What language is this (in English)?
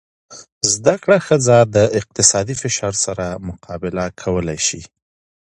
Pashto